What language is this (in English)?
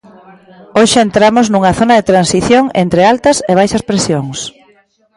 Galician